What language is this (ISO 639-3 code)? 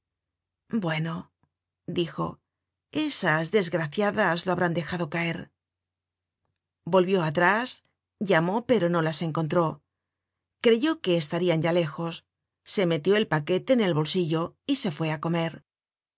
spa